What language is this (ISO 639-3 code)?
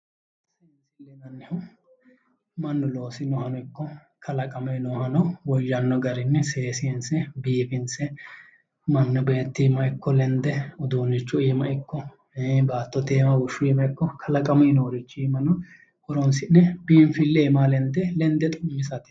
sid